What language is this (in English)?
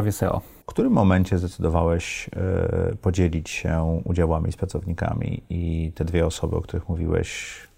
Polish